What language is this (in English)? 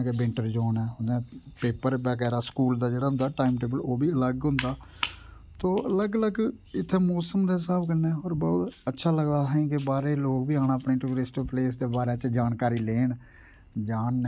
Dogri